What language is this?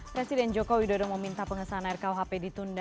Indonesian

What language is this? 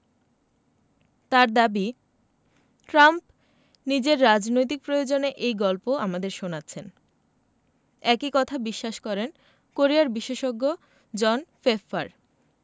Bangla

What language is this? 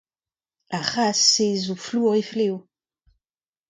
Breton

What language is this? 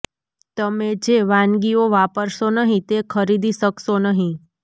Gujarati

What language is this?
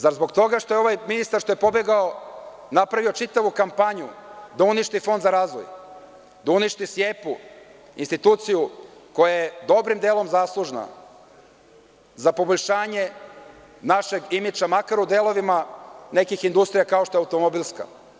Serbian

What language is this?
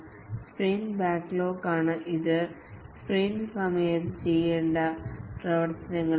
Malayalam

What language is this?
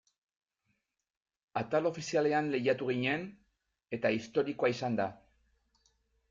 Basque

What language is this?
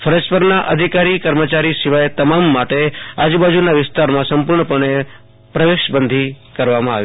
Gujarati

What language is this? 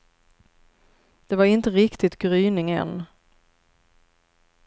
Swedish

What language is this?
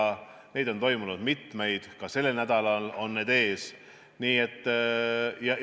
Estonian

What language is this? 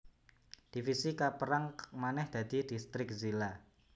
Javanese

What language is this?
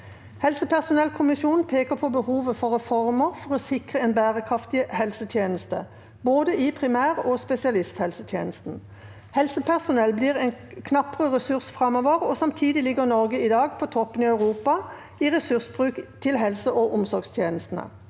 Norwegian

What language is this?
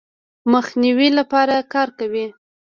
Pashto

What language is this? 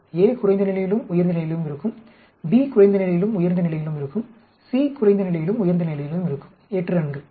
Tamil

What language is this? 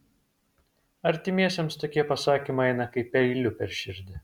Lithuanian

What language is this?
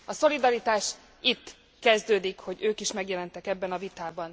Hungarian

